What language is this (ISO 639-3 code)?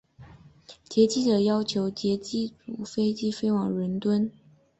zho